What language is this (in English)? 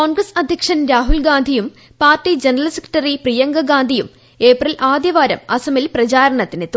Malayalam